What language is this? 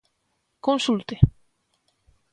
Galician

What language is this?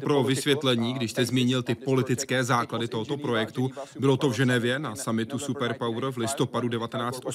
Czech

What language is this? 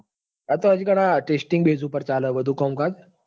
Gujarati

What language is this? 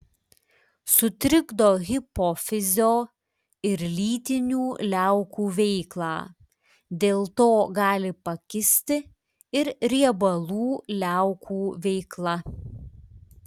Lithuanian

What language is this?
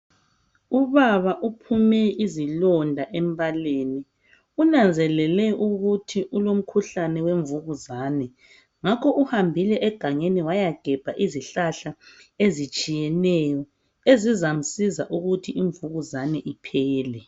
North Ndebele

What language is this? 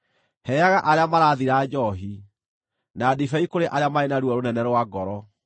Kikuyu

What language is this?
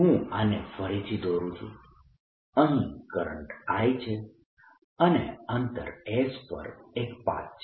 Gujarati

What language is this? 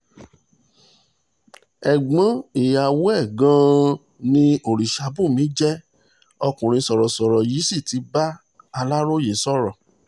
Yoruba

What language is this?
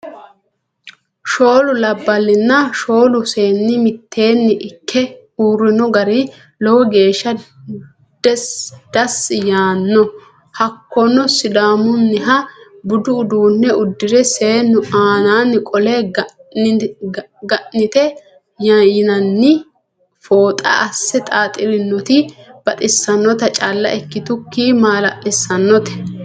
Sidamo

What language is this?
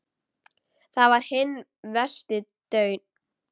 Icelandic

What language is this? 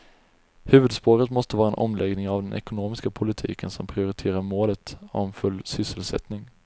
Swedish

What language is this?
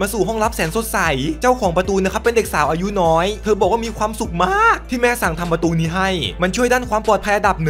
Thai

